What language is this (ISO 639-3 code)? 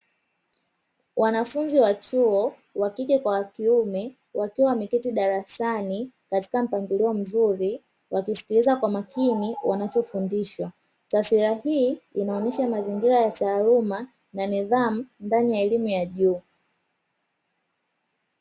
swa